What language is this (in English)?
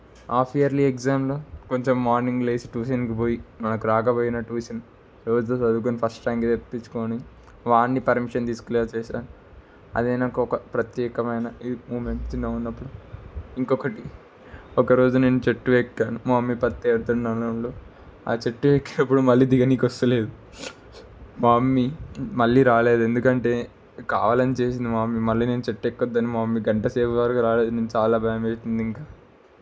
Telugu